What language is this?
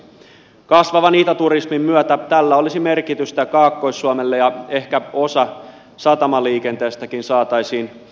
Finnish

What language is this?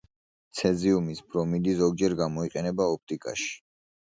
Georgian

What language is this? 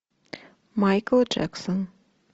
Russian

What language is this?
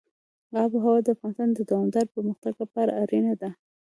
Pashto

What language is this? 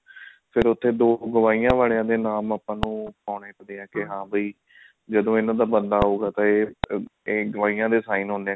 Punjabi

